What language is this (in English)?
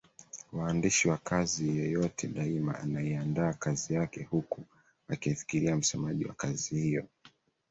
Swahili